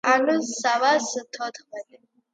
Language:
Georgian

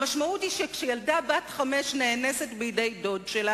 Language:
Hebrew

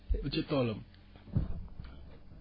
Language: Wolof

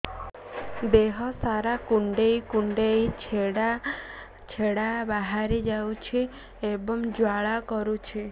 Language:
Odia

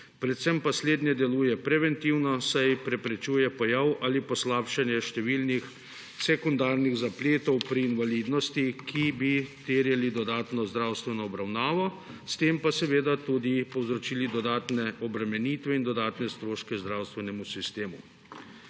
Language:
Slovenian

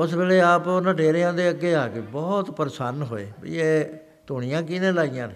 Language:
Punjabi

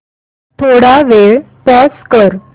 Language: Marathi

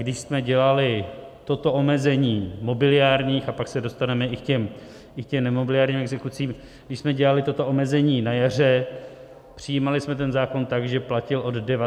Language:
Czech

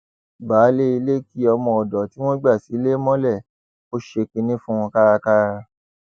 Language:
Yoruba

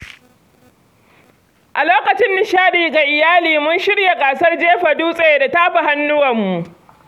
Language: Hausa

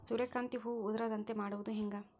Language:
Kannada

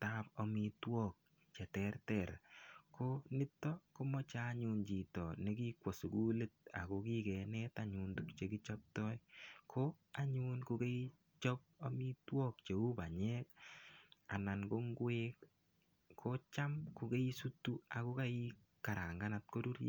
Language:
Kalenjin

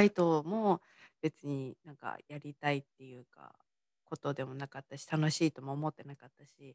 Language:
Japanese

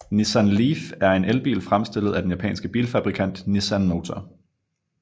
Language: Danish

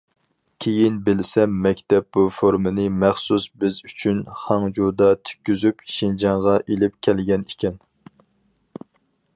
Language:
Uyghur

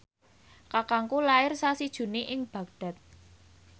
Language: Javanese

